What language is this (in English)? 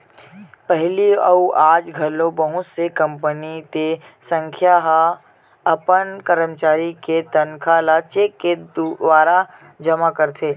Chhattisgarhi